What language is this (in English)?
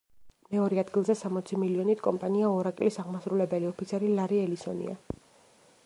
Georgian